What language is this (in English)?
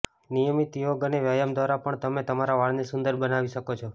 Gujarati